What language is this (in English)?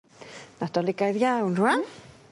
Welsh